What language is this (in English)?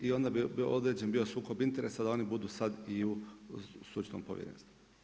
Croatian